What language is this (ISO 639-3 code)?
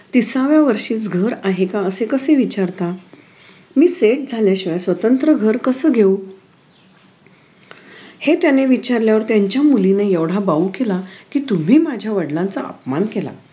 mar